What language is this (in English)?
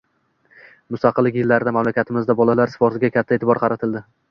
Uzbek